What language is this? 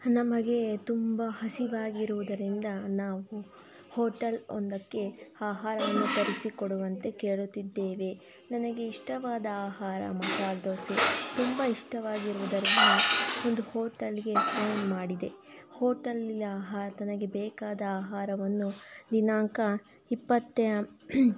Kannada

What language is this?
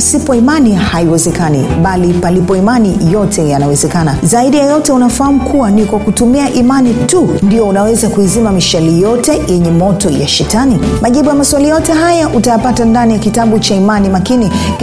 Swahili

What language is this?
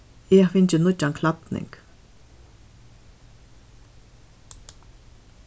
Faroese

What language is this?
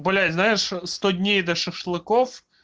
Russian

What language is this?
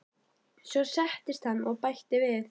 Icelandic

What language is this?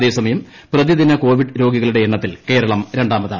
Malayalam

